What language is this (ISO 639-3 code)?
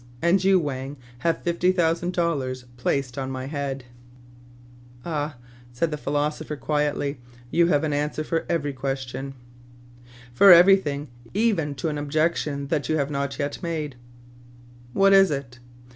eng